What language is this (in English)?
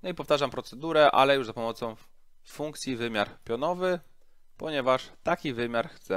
Polish